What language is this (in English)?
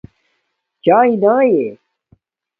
Domaaki